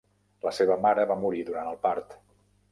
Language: Catalan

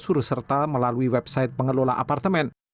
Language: Indonesian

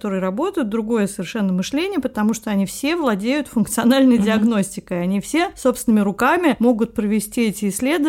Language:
Russian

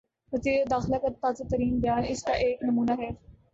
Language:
Urdu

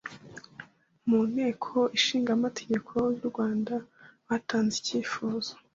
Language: Kinyarwanda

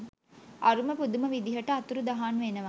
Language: Sinhala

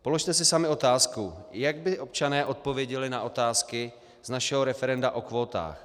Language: Czech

